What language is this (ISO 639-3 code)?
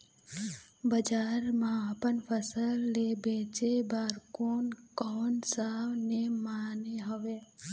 hne